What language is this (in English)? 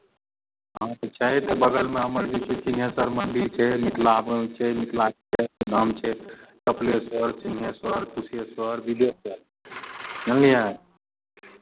Maithili